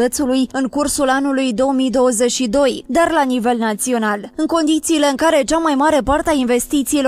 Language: Romanian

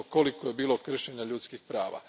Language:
Croatian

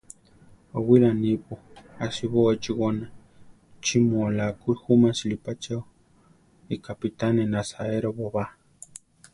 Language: Central Tarahumara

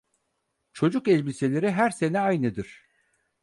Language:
Turkish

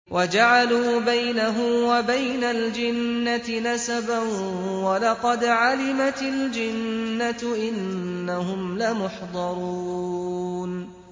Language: Arabic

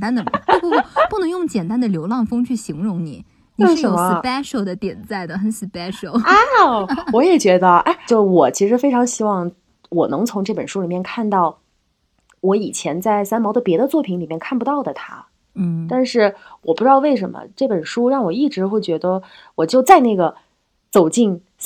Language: Chinese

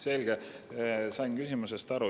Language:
Estonian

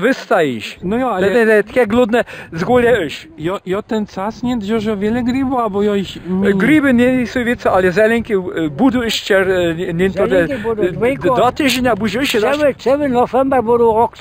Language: Polish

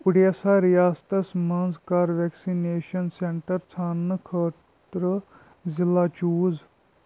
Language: Kashmiri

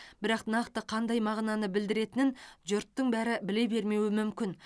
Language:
Kazakh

